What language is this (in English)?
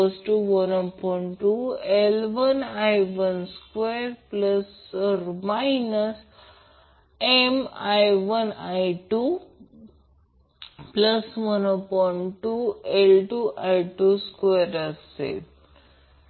Marathi